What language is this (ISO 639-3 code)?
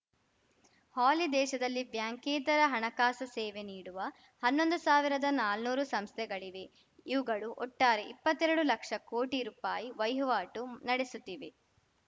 kan